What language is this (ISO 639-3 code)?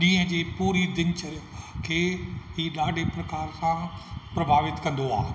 snd